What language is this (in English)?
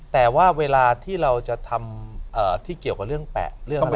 Thai